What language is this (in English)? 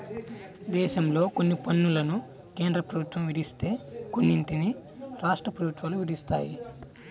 Telugu